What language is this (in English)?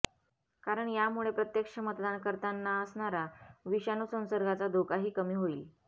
Marathi